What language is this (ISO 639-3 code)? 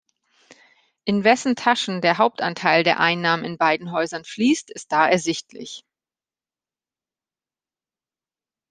deu